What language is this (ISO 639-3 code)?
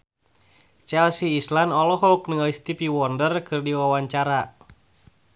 sun